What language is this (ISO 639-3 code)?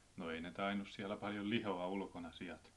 fin